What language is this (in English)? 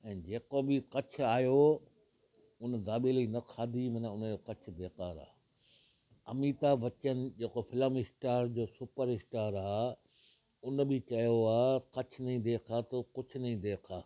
Sindhi